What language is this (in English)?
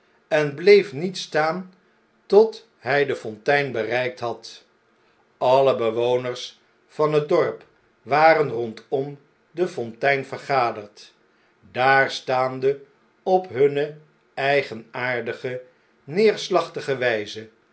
Dutch